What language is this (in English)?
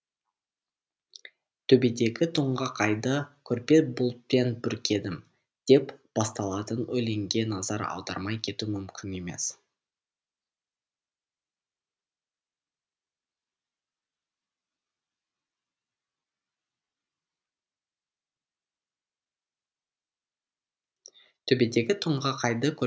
Kazakh